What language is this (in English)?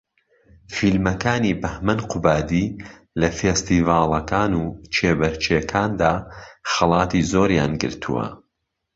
Central Kurdish